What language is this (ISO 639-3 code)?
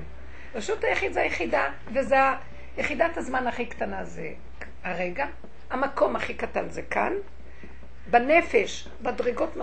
heb